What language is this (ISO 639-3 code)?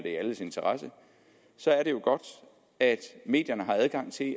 dan